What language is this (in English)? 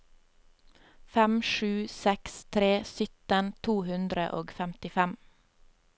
Norwegian